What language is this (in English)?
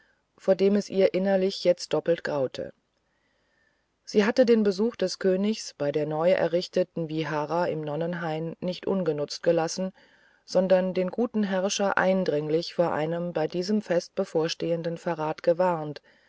German